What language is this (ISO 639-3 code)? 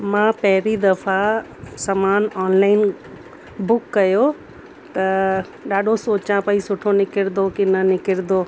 snd